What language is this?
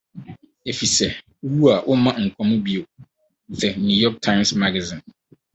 Akan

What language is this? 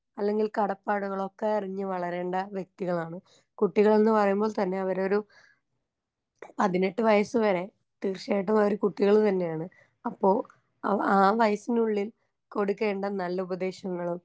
Malayalam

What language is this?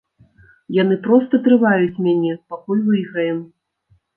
Belarusian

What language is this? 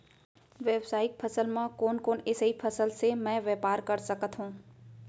Chhattisgarhi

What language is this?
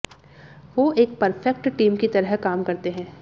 Hindi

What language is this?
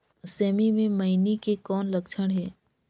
Chhattisgarhi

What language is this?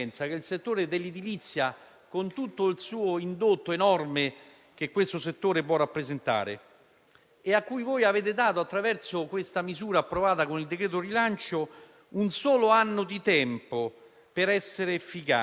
Italian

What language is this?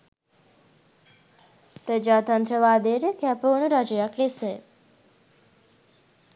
Sinhala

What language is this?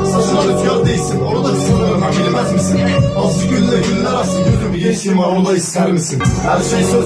Turkish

